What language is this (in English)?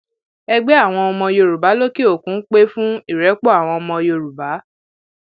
Yoruba